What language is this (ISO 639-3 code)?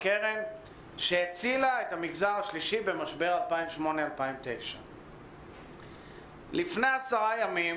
heb